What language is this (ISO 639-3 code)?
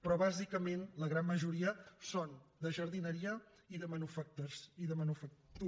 cat